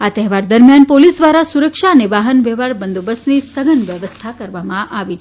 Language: Gujarati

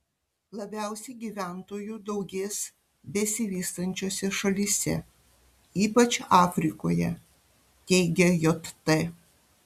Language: Lithuanian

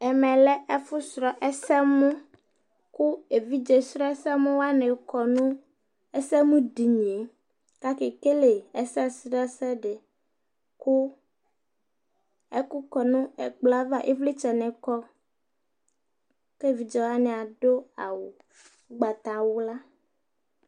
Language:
Ikposo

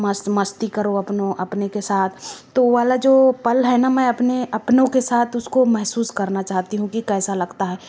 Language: Hindi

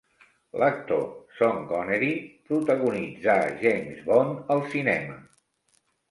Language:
Catalan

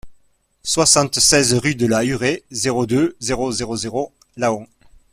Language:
French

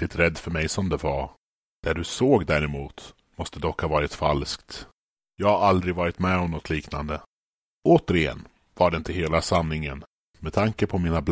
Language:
Swedish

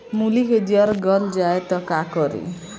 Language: Bhojpuri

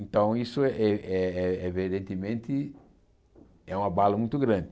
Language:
Portuguese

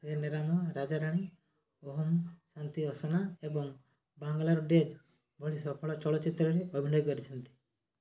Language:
Odia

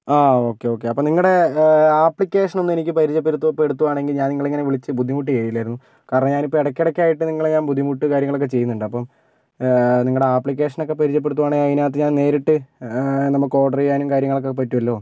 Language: Malayalam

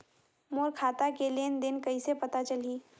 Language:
Chhattisgarhi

